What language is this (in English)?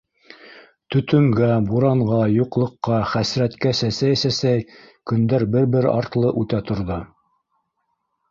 Bashkir